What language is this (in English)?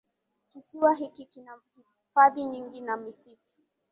Swahili